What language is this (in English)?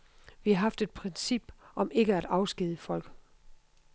Danish